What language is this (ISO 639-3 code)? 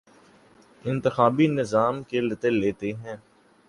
urd